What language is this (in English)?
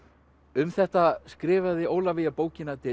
Icelandic